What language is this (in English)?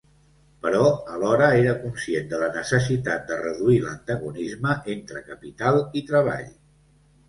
Catalan